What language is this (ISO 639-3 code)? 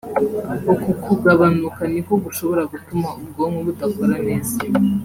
kin